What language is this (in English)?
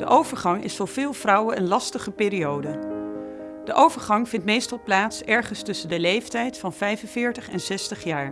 Dutch